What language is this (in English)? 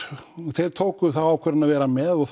Icelandic